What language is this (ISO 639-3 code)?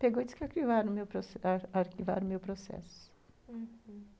por